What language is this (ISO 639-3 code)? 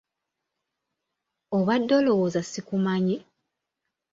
lug